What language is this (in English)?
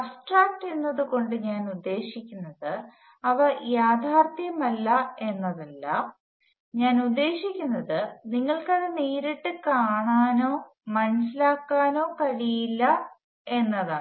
Malayalam